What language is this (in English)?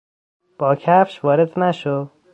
Persian